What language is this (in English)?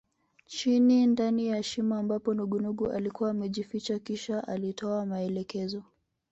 Swahili